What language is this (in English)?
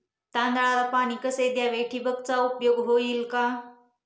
Marathi